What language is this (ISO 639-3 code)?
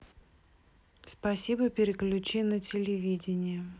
rus